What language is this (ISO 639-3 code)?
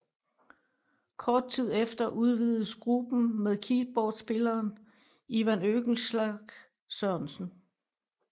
dan